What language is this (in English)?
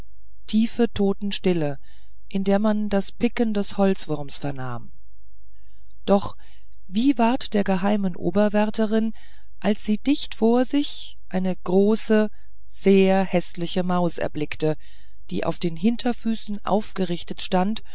German